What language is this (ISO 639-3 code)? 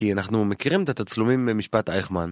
heb